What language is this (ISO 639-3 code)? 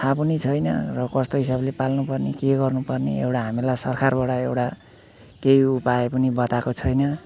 nep